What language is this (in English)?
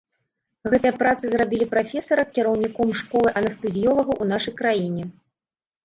Belarusian